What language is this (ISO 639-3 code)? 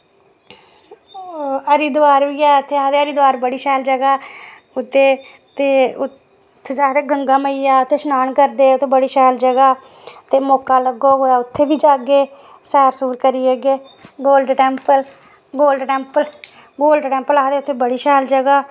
doi